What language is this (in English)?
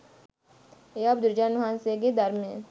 Sinhala